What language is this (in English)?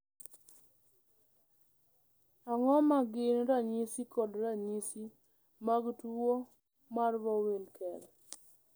Luo (Kenya and Tanzania)